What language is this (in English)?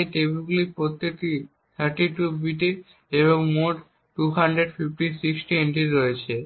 Bangla